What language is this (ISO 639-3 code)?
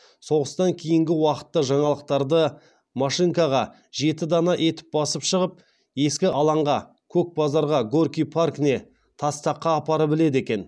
kaz